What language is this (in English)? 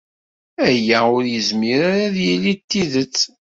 Kabyle